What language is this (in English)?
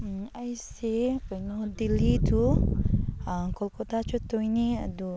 Manipuri